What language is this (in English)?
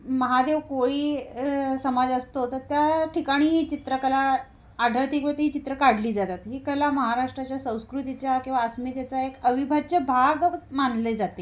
Marathi